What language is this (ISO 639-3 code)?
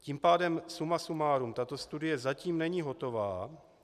ces